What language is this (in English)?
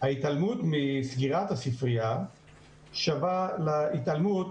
Hebrew